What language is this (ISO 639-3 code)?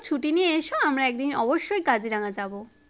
ben